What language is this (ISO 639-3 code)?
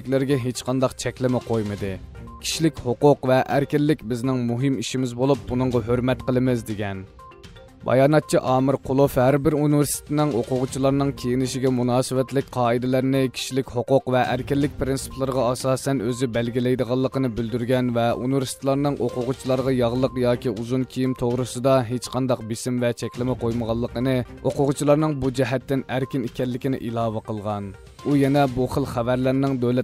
tur